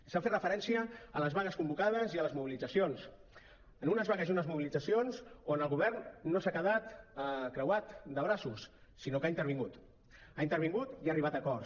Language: Catalan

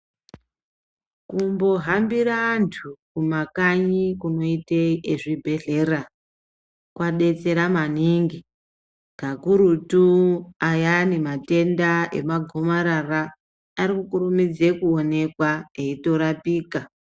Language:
Ndau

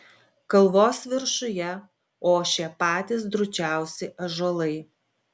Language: Lithuanian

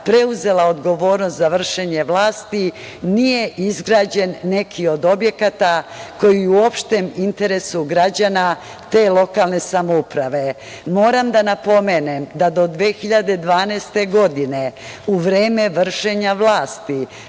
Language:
Serbian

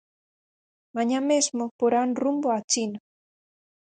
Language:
Galician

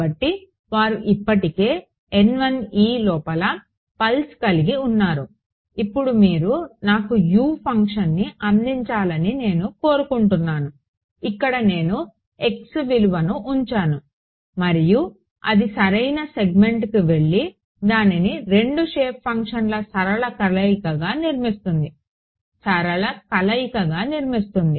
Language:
Telugu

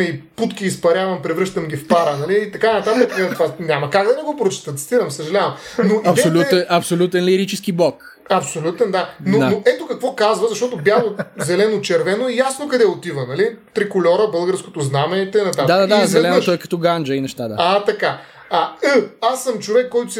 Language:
Bulgarian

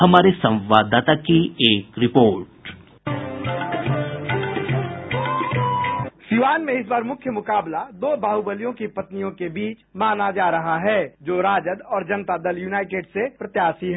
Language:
Hindi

